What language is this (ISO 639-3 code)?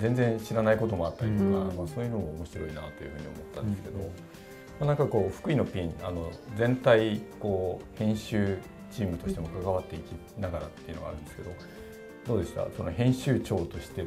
jpn